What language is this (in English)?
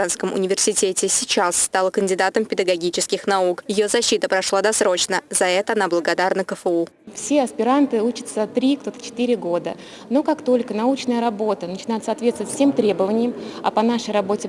Russian